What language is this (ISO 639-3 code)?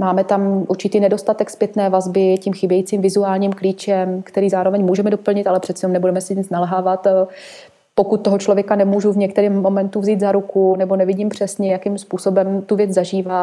ces